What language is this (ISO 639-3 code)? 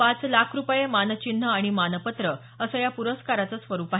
mar